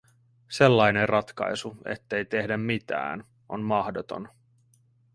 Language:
Finnish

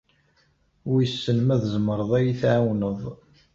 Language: Kabyle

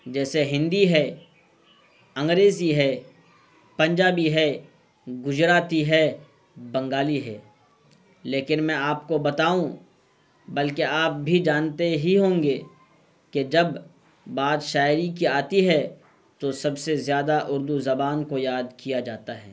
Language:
Urdu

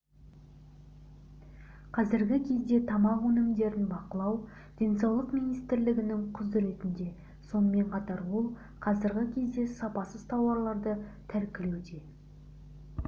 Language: Kazakh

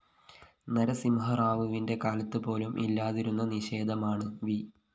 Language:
Malayalam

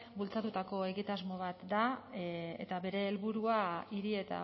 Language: Basque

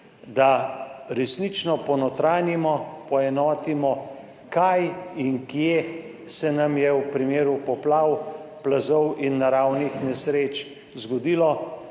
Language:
Slovenian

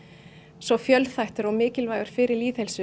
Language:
Icelandic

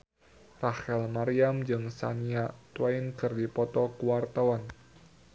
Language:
Sundanese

